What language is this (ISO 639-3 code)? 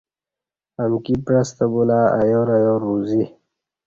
bsh